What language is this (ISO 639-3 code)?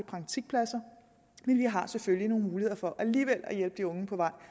dan